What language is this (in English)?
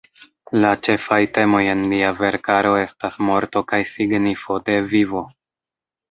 Esperanto